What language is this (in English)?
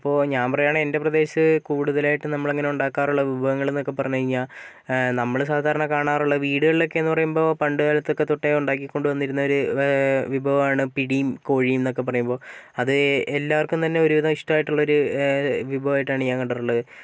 Malayalam